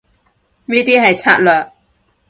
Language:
Cantonese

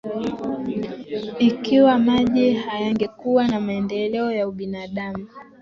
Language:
Swahili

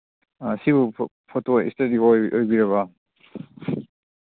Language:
Manipuri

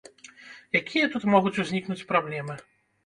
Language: Belarusian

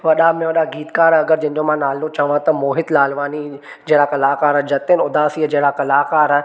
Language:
Sindhi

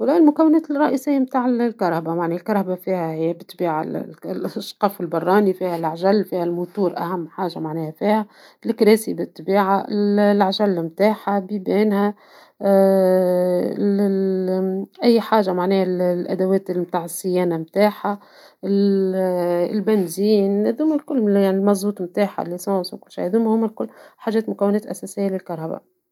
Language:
Tunisian Arabic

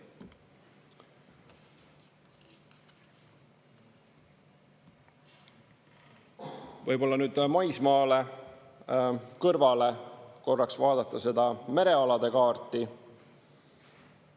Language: Estonian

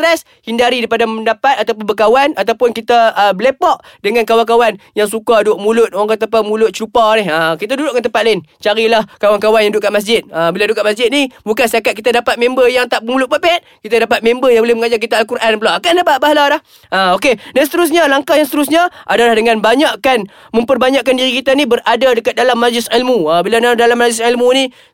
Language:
Malay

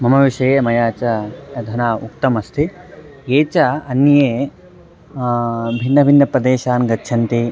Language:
Sanskrit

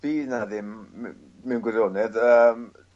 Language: Welsh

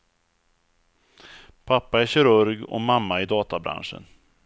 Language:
Swedish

